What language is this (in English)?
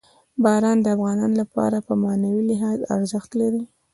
Pashto